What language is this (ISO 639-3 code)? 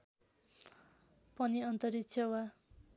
nep